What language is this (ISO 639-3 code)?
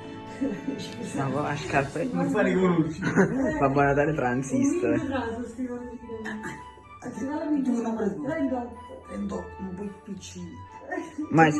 ita